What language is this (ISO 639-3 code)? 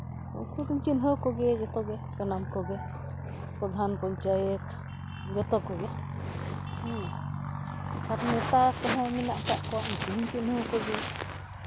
sat